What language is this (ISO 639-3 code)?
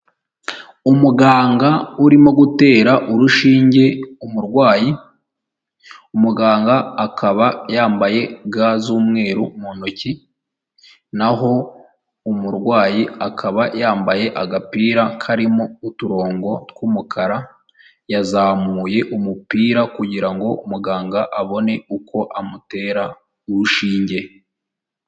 kin